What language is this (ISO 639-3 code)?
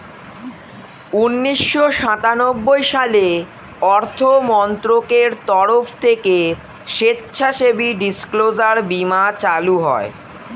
ben